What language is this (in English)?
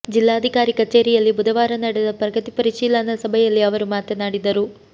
Kannada